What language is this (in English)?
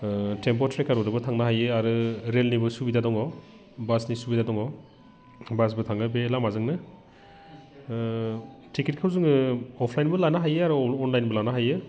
Bodo